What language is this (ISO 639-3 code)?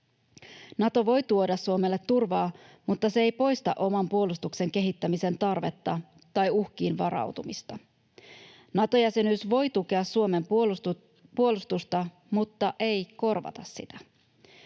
fin